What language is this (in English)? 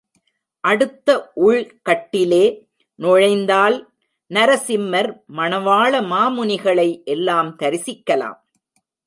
Tamil